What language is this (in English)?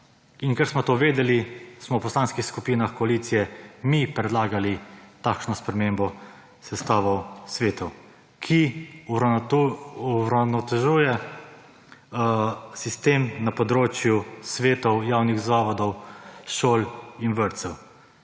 Slovenian